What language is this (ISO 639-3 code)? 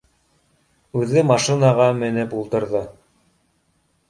bak